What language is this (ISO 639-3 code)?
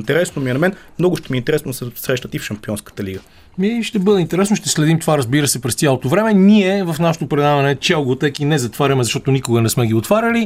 bul